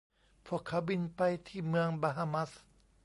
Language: Thai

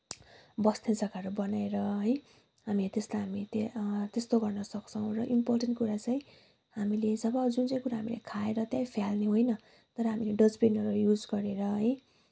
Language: Nepali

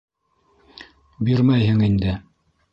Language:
Bashkir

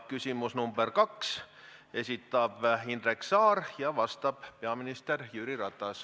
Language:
Estonian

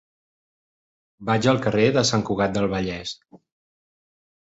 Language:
Catalan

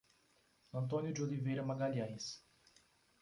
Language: Portuguese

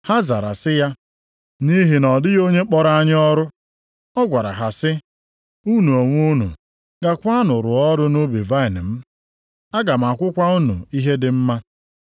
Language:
Igbo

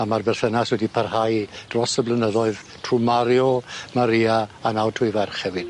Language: Welsh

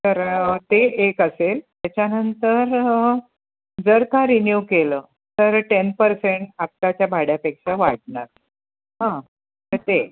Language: Marathi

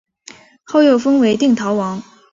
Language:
Chinese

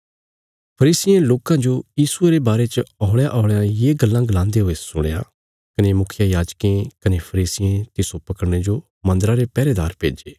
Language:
Bilaspuri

